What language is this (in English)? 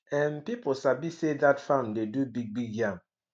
Nigerian Pidgin